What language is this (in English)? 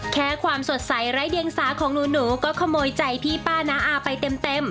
Thai